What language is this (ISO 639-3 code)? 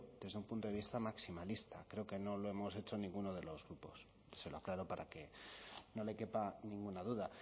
spa